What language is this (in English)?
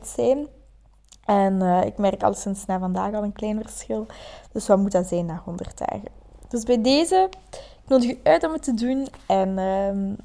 Dutch